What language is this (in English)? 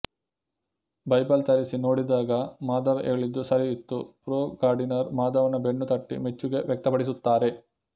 Kannada